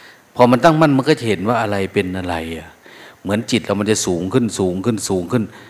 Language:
Thai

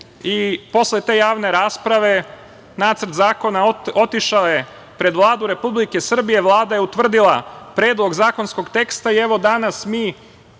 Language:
Serbian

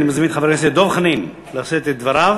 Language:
Hebrew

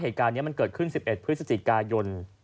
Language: Thai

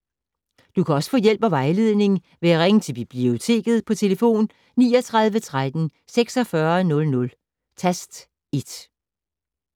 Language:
Danish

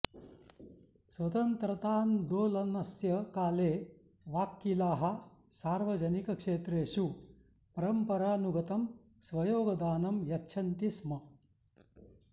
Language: Sanskrit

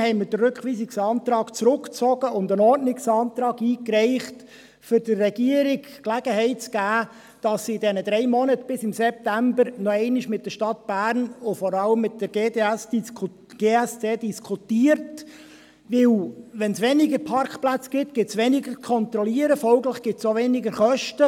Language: Swiss German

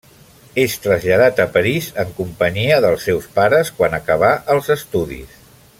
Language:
Catalan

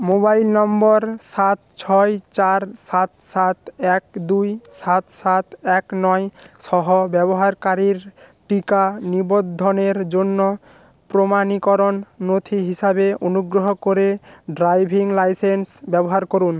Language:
Bangla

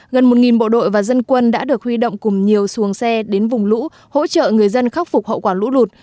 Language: Vietnamese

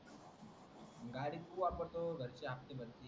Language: Marathi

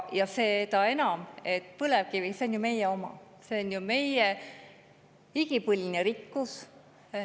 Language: Estonian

